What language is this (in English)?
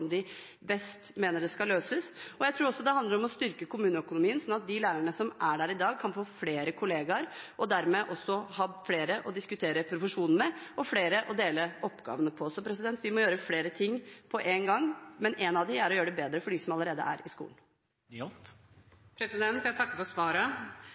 Norwegian